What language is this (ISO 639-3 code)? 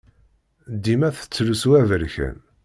kab